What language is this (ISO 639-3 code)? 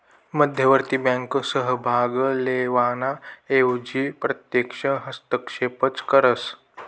mar